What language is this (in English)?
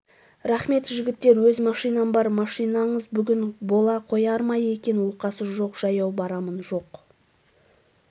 Kazakh